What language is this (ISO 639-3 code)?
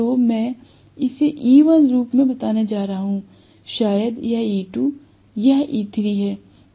hin